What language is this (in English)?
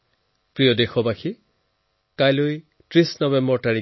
Assamese